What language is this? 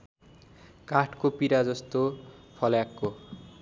Nepali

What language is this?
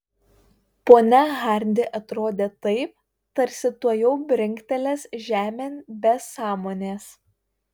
Lithuanian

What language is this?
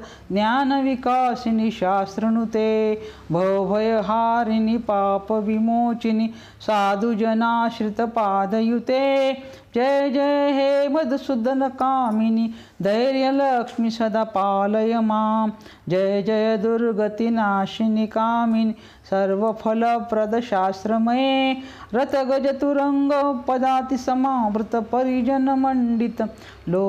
Marathi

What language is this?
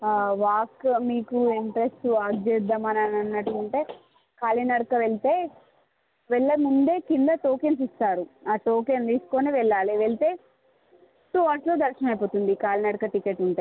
Telugu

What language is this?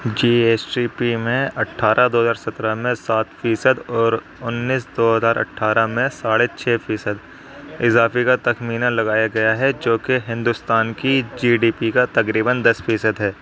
Urdu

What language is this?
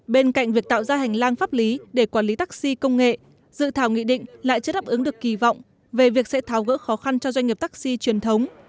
Vietnamese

